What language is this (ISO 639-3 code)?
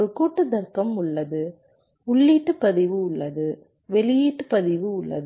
tam